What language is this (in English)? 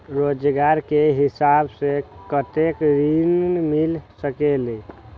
Magahi